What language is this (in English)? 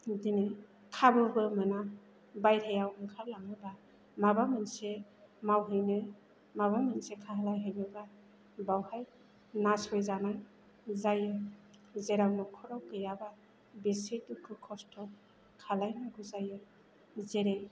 Bodo